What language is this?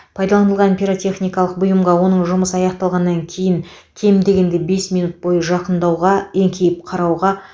Kazakh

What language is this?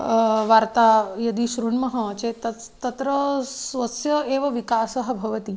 Sanskrit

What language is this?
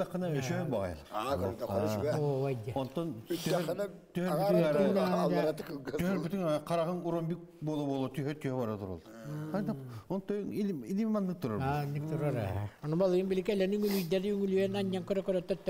Turkish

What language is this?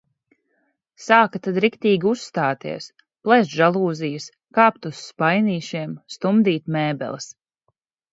Latvian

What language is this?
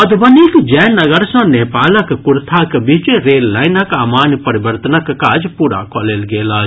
Maithili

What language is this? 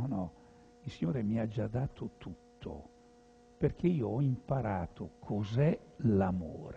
Italian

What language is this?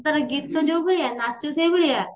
Odia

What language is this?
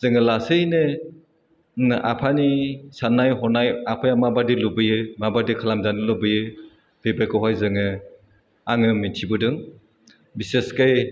Bodo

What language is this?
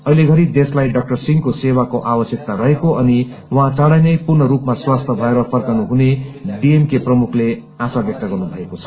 Nepali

